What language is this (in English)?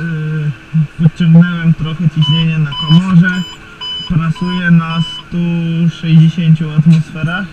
Polish